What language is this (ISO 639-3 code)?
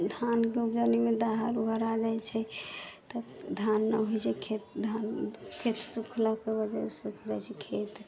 mai